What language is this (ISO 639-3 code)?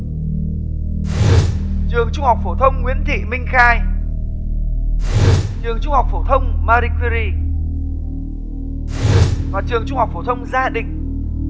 vie